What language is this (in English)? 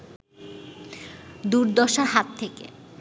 Bangla